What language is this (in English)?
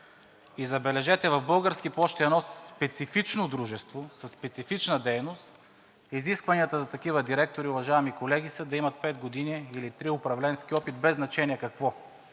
Bulgarian